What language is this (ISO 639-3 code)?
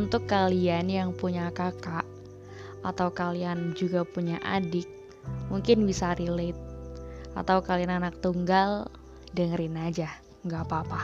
ind